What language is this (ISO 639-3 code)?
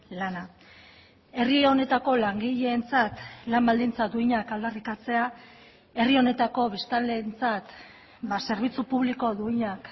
eus